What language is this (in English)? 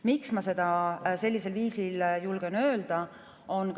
Estonian